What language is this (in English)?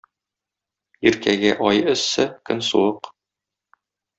Tatar